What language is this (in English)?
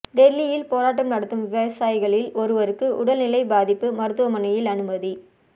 Tamil